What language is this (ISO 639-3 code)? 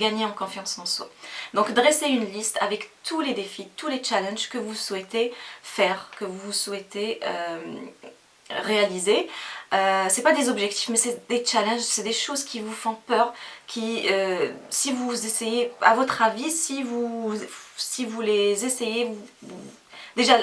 fra